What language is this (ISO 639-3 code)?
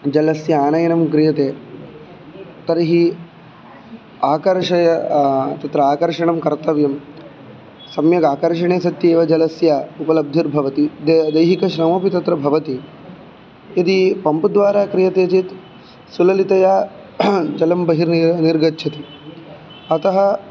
san